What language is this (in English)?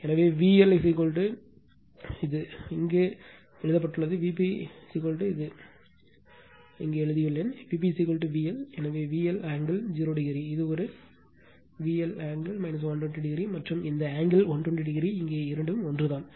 Tamil